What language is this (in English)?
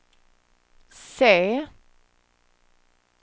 Swedish